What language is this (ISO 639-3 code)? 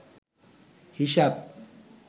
ben